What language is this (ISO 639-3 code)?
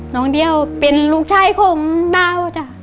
tha